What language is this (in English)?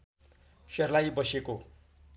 Nepali